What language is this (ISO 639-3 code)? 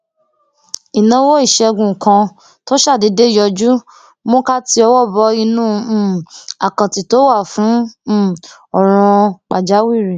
yor